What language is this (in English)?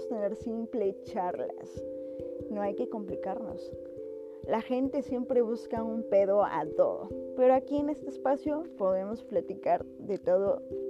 Spanish